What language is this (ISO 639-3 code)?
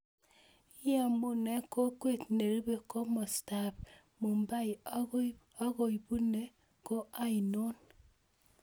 kln